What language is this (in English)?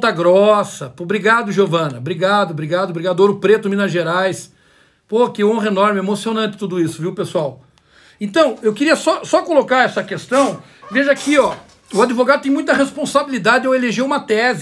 Portuguese